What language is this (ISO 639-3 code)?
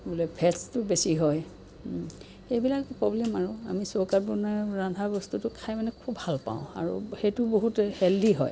asm